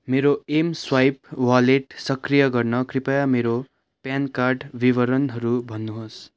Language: Nepali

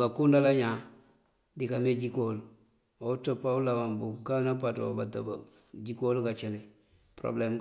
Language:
Mandjak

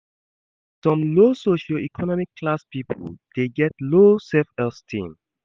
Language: Nigerian Pidgin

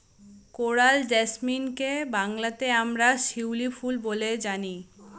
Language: Bangla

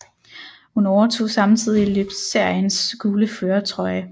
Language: Danish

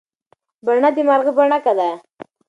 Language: Pashto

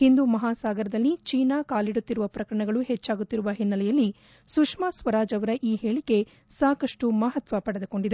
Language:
Kannada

